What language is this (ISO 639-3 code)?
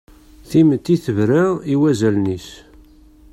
kab